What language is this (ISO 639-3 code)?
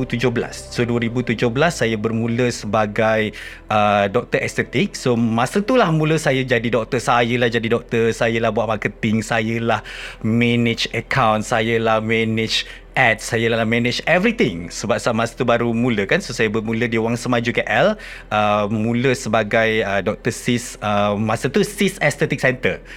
msa